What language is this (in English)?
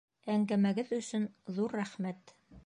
Bashkir